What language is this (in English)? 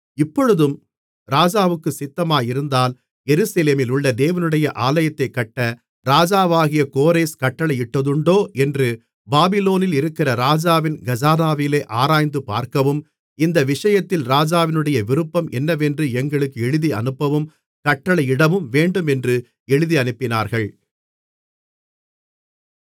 Tamil